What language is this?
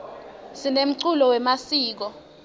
Swati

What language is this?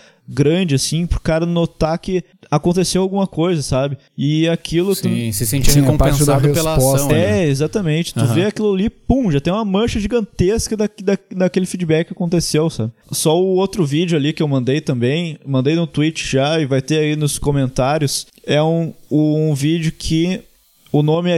Portuguese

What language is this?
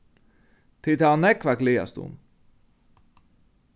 Faroese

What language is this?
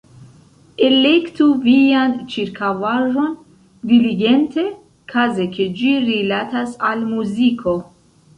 Esperanto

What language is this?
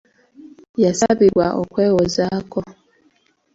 Ganda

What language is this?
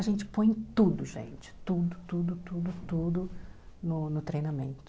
Portuguese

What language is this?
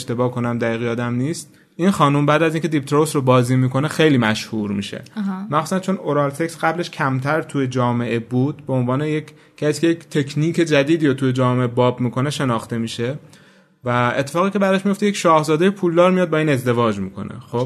Persian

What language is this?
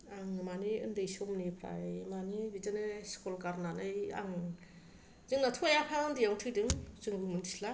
Bodo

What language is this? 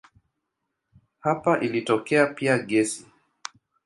Swahili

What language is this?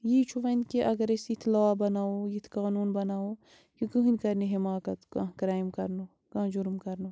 Kashmiri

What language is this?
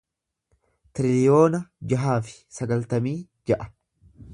Oromo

